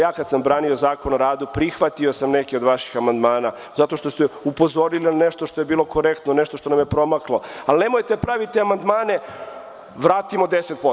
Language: Serbian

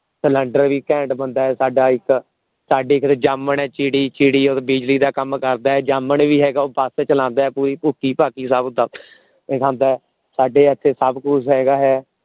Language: Punjabi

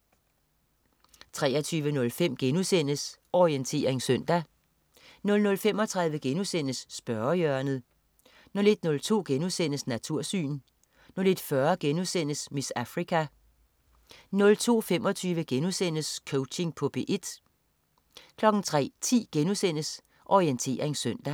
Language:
Danish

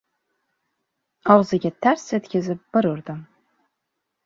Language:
Uzbek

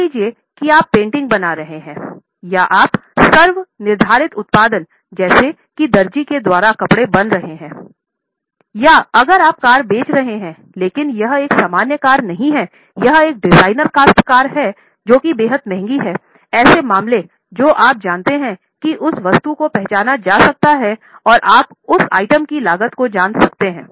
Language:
Hindi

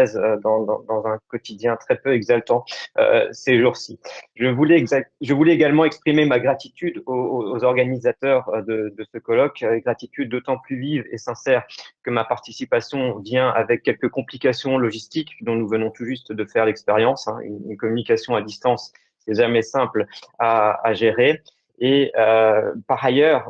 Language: French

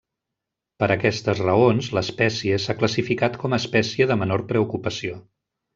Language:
Catalan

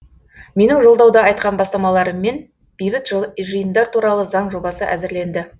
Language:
Kazakh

